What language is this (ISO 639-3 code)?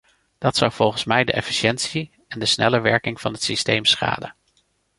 nld